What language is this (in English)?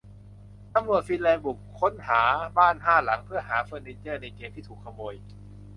Thai